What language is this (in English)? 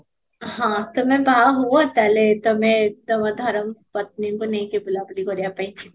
Odia